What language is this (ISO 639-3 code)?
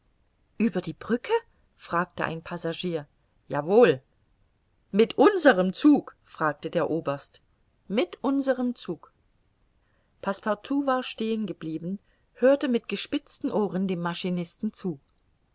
deu